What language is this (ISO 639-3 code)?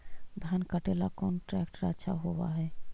mag